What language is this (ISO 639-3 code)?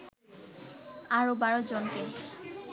ben